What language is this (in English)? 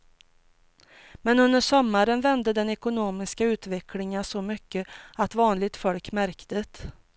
Swedish